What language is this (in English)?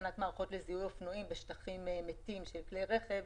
Hebrew